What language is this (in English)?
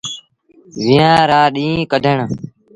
Sindhi Bhil